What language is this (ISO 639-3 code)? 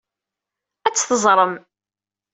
kab